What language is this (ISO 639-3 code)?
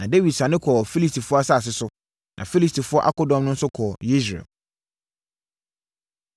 aka